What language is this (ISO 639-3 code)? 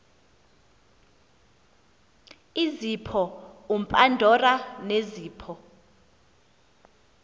xho